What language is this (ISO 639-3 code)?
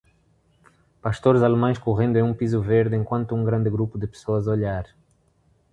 por